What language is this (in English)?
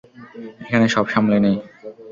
Bangla